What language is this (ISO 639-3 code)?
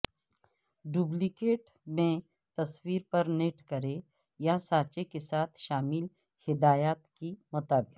urd